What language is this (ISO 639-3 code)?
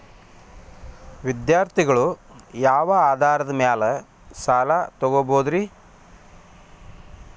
kan